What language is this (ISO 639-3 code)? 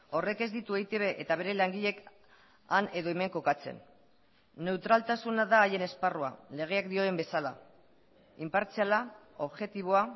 eus